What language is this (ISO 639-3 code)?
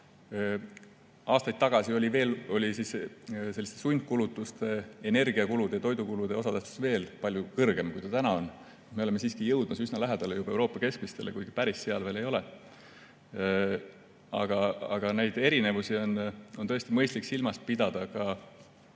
est